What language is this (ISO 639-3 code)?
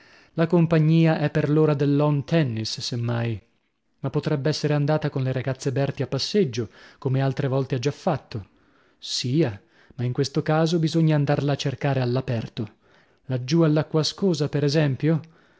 ita